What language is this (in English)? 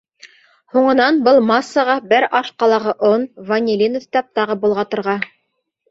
Bashkir